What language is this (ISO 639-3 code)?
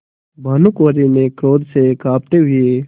hin